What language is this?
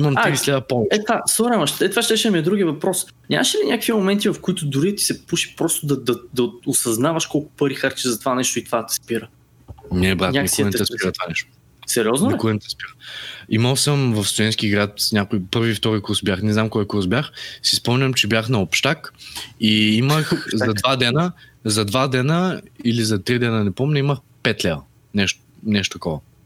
Bulgarian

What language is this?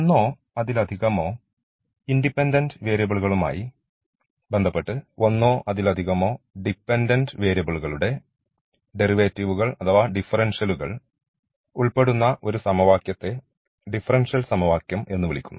Malayalam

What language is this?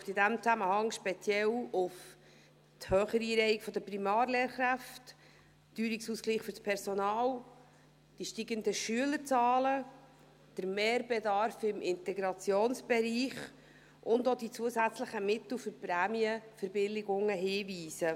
Swiss German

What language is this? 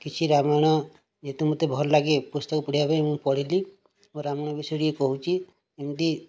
Odia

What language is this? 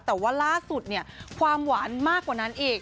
Thai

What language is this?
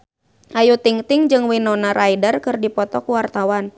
Sundanese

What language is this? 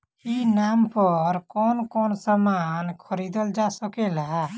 Bhojpuri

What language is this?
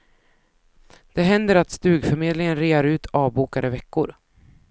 Swedish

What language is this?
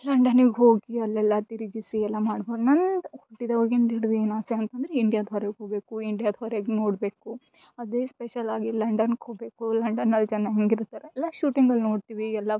Kannada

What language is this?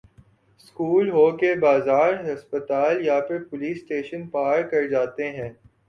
Urdu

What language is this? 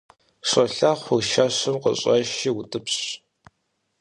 Kabardian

